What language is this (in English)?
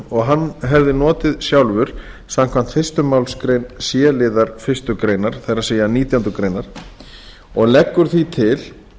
Icelandic